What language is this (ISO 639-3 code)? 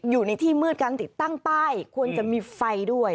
tha